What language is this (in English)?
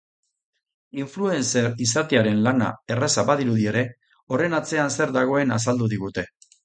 Basque